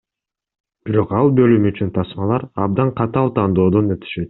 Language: Kyrgyz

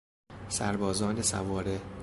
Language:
Persian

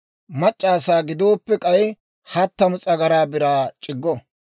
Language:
Dawro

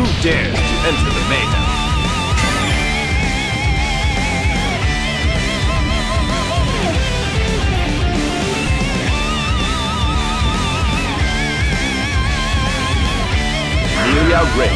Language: Japanese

